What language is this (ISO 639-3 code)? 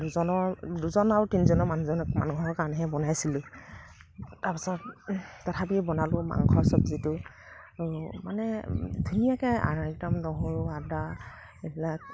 asm